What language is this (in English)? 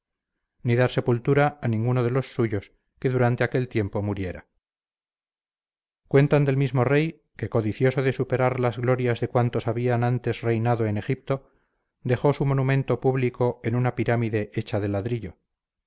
Spanish